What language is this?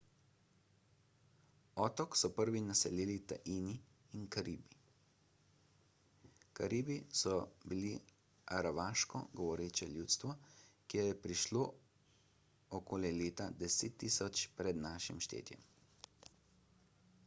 Slovenian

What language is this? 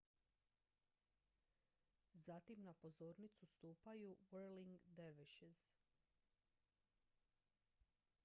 Croatian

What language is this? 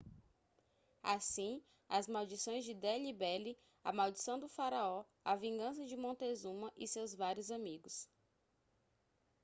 Portuguese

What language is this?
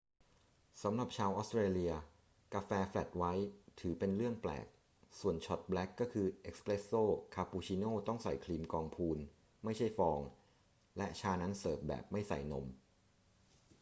Thai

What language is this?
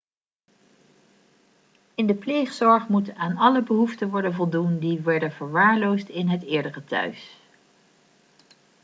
Dutch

